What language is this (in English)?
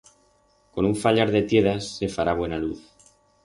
Aragonese